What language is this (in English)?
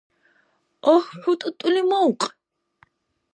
Dargwa